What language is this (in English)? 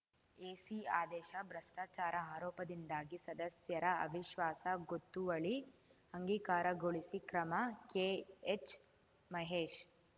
Kannada